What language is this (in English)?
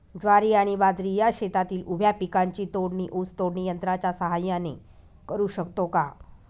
Marathi